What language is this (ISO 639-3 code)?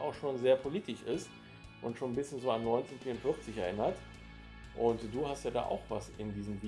deu